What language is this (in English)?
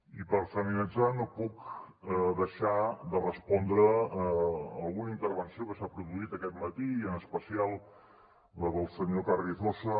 Catalan